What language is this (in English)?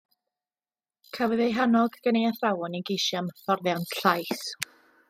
Welsh